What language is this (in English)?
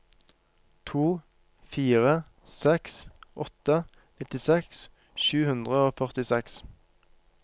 Norwegian